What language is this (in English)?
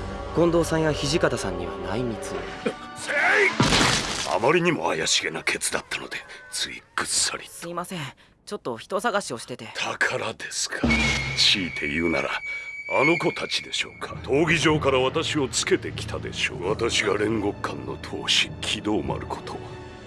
Japanese